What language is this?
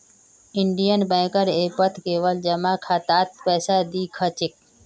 Magahi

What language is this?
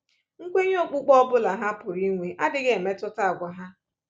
Igbo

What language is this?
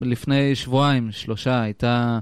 Hebrew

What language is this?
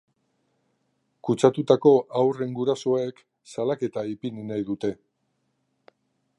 Basque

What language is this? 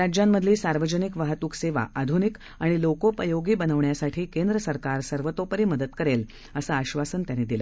Marathi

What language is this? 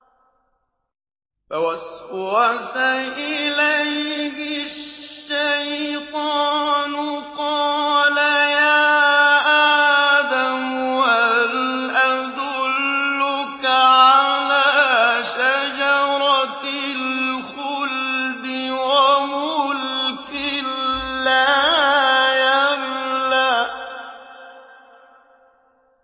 Arabic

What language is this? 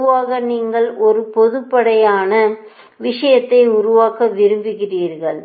Tamil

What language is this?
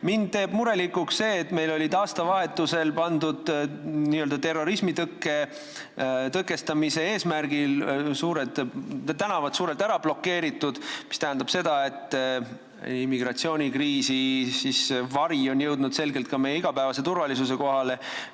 Estonian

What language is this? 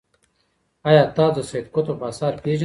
Pashto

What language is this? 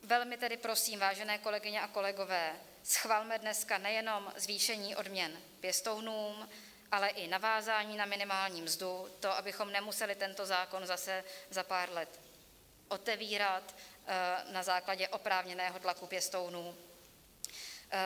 Czech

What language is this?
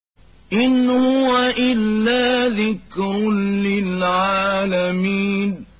Arabic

